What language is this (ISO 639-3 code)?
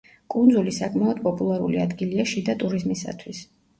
kat